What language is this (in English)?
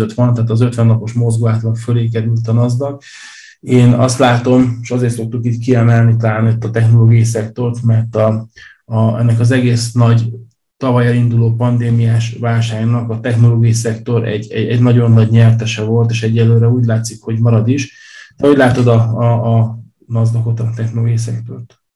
Hungarian